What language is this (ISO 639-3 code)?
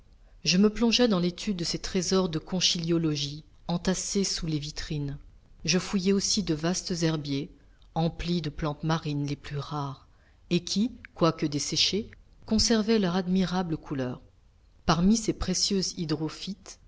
fra